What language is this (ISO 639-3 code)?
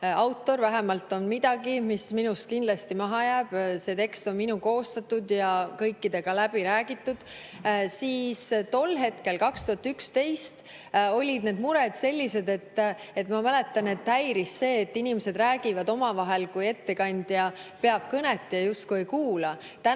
est